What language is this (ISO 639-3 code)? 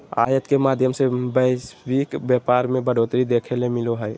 mag